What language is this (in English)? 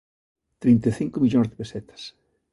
Galician